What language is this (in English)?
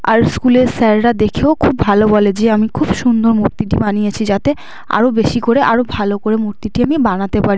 Bangla